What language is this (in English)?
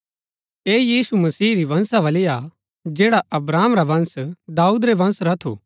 Gaddi